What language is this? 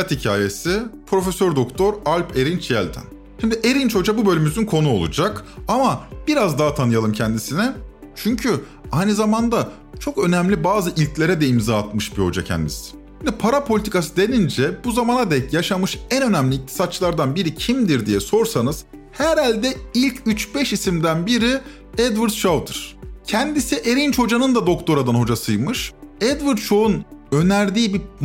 Turkish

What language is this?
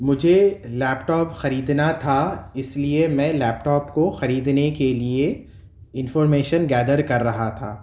Urdu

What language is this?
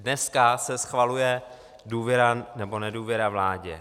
Czech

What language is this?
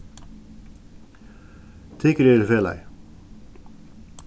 Faroese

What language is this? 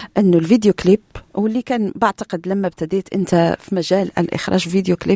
Arabic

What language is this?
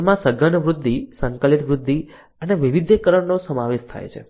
Gujarati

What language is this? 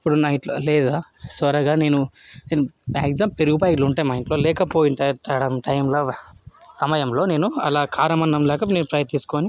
Telugu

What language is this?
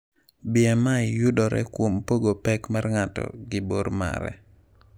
Luo (Kenya and Tanzania)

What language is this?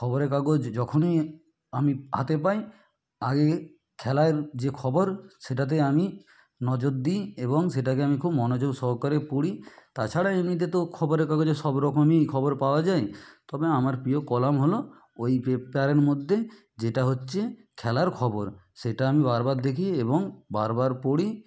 Bangla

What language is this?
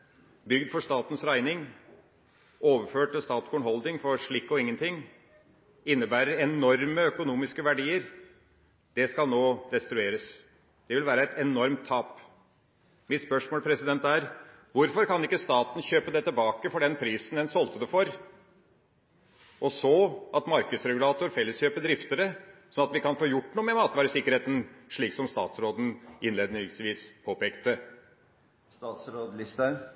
Norwegian Bokmål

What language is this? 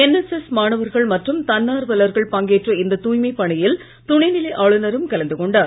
Tamil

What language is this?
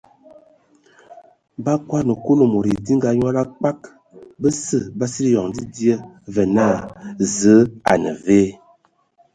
Ewondo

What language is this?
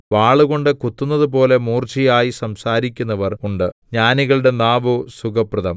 Malayalam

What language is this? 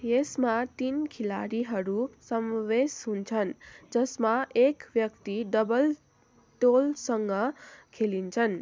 Nepali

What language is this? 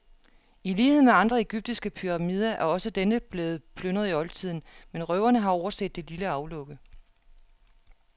Danish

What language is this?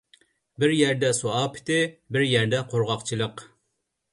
Uyghur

